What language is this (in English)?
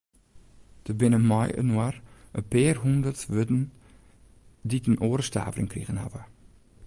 Western Frisian